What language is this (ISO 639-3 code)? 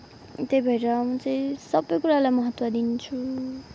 nep